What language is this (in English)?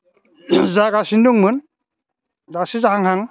Bodo